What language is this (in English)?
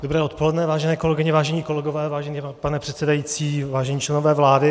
Czech